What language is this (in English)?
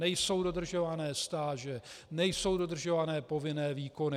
Czech